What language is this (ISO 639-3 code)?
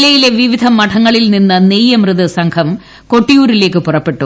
mal